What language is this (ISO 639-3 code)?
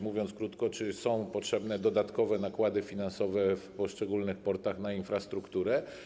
pol